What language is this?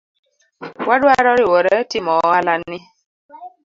Luo (Kenya and Tanzania)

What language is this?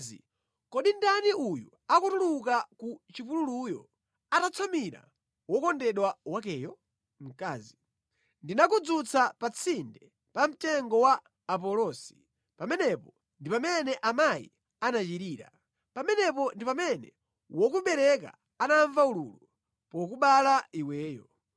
Nyanja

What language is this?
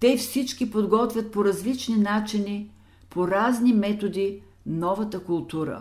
Bulgarian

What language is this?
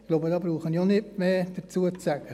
Swiss German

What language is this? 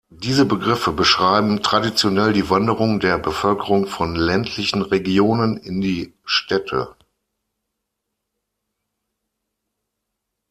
German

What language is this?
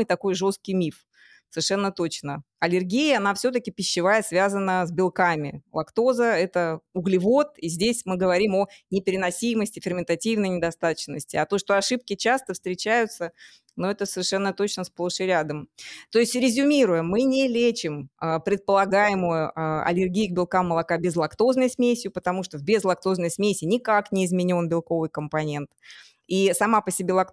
Russian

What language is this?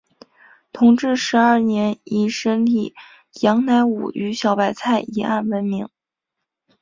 Chinese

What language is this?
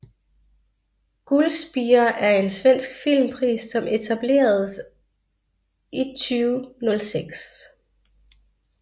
Danish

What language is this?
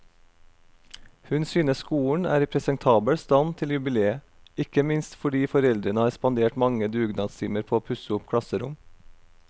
Norwegian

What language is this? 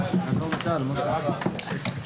Hebrew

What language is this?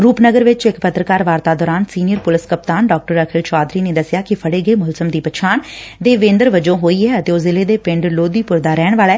Punjabi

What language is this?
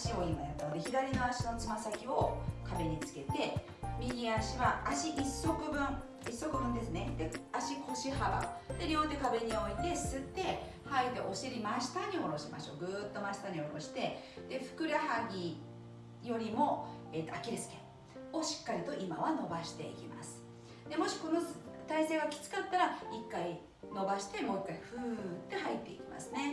Japanese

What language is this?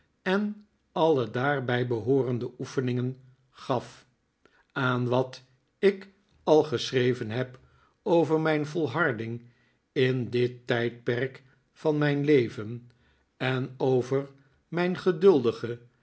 Dutch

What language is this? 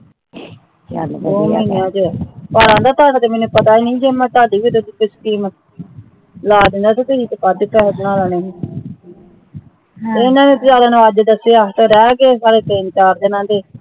Punjabi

